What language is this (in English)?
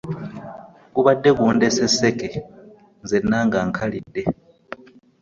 Ganda